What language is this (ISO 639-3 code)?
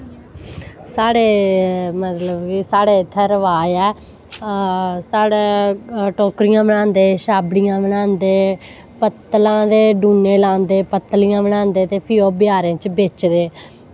doi